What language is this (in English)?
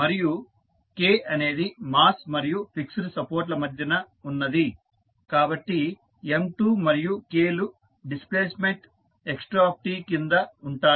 Telugu